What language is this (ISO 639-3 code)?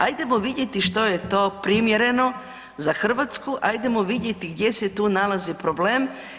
hrv